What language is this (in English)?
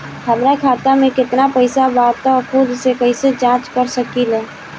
Bhojpuri